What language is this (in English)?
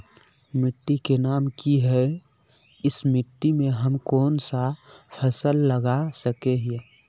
Magahi